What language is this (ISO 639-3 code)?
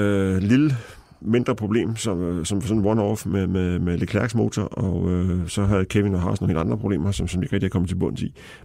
dan